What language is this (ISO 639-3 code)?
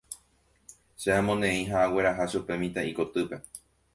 grn